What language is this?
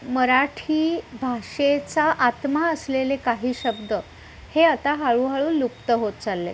Marathi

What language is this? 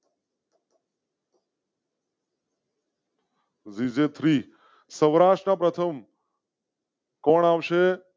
Gujarati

